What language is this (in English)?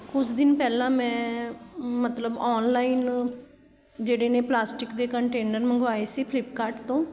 Punjabi